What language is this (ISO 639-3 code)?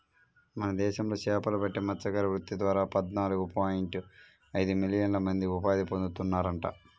tel